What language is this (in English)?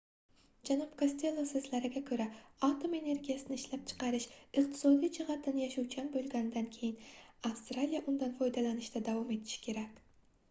Uzbek